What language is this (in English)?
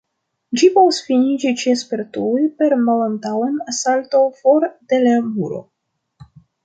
Esperanto